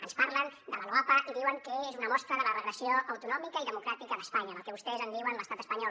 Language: Catalan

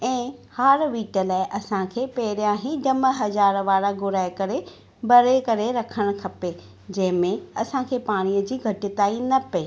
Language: Sindhi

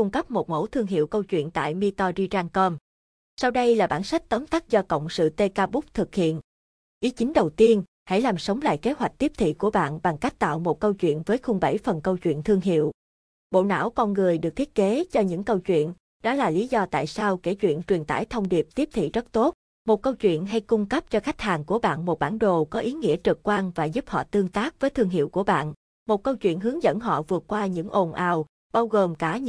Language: Vietnamese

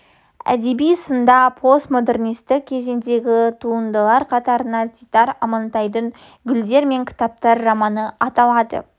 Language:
Kazakh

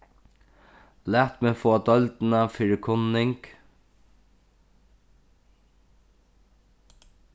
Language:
Faroese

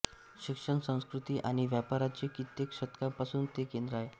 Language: Marathi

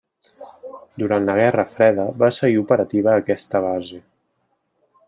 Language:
Catalan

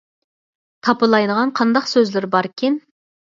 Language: Uyghur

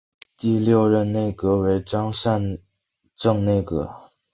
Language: Chinese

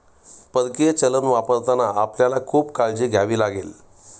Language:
Marathi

